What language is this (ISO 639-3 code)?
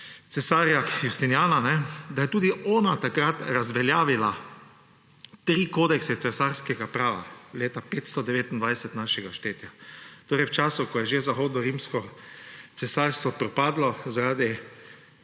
slv